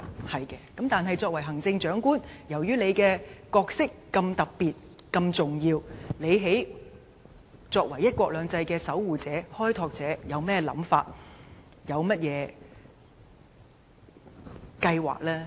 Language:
Cantonese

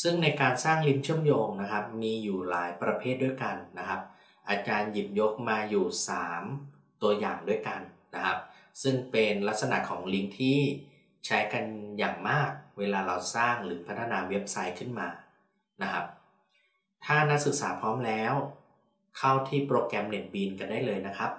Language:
Thai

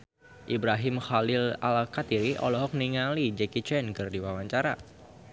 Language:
Sundanese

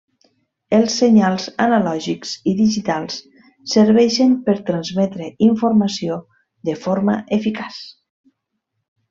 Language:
Catalan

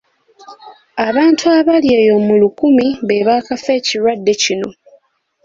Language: Ganda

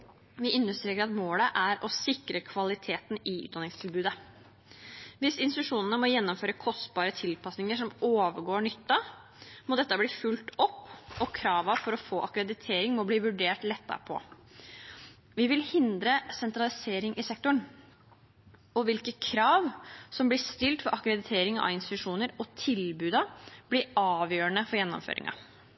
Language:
Norwegian Bokmål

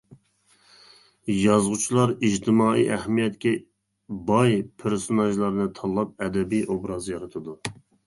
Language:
Uyghur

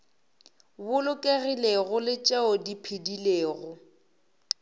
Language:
Northern Sotho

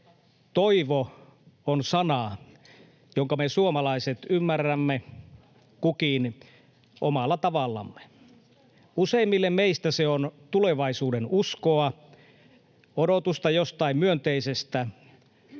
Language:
Finnish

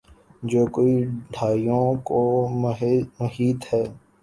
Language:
Urdu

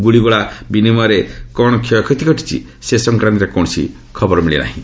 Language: Odia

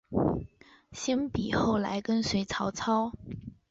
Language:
Chinese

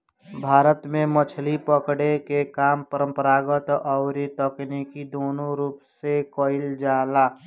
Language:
Bhojpuri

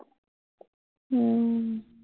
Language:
Assamese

